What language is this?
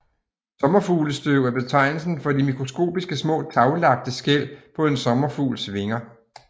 Danish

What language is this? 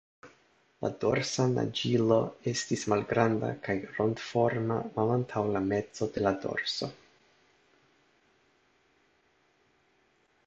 Esperanto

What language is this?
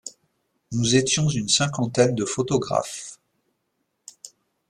French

